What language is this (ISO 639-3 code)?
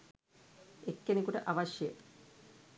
sin